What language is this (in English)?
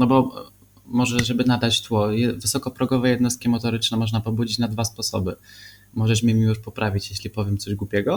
Polish